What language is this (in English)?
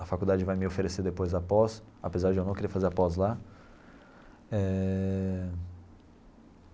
Portuguese